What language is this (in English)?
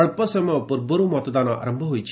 Odia